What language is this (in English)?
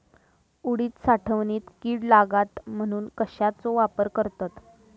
Marathi